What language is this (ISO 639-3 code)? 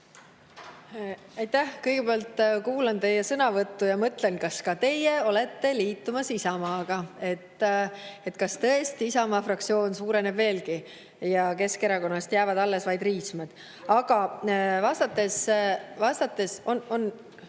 est